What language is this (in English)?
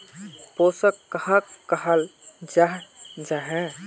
Magahi